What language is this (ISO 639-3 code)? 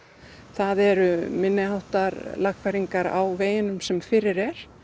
isl